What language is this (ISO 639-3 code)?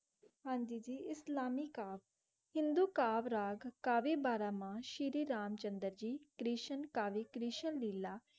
pan